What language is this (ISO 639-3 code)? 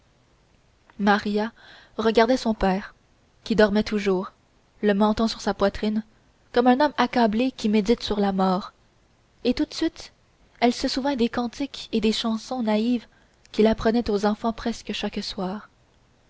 fra